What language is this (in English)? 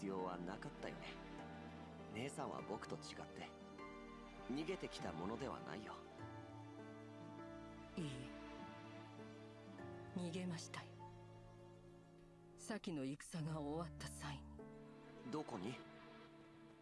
German